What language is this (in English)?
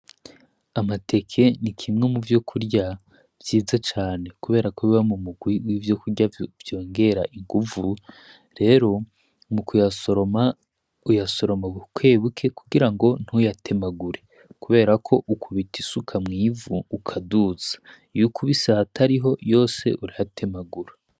Rundi